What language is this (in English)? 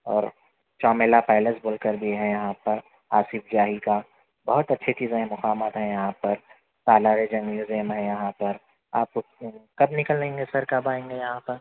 Urdu